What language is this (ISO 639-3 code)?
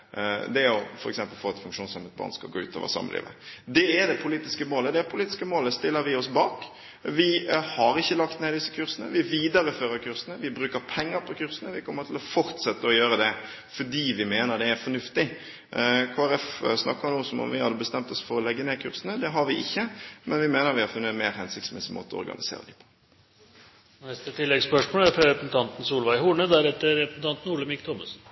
nor